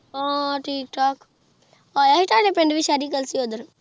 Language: Punjabi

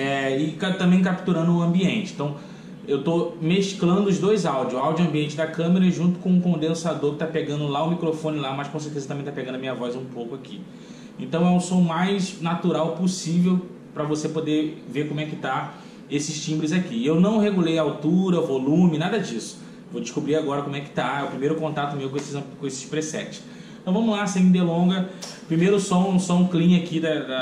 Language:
Portuguese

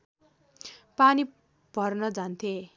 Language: Nepali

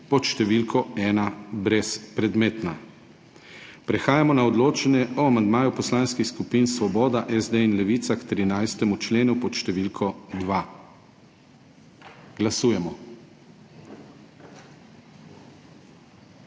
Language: Slovenian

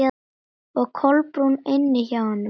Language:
Icelandic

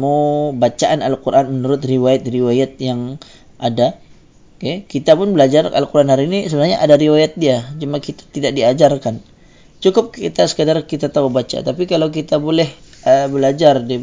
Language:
Malay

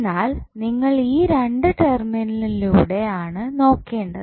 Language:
Malayalam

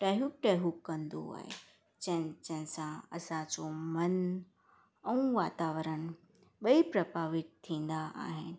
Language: Sindhi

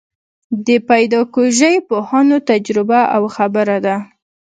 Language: Pashto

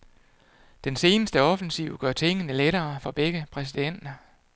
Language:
Danish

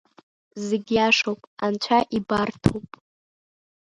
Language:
Abkhazian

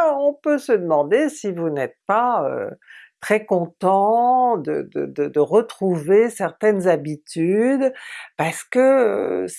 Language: French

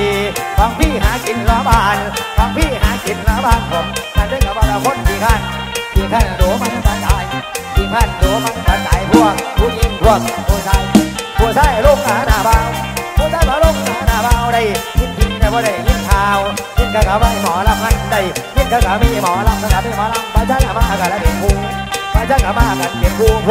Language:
Thai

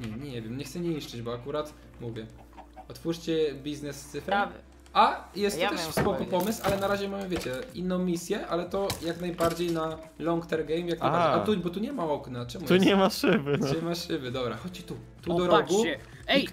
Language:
Polish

